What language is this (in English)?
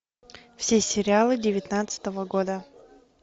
Russian